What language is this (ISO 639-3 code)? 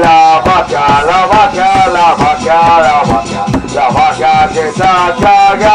ita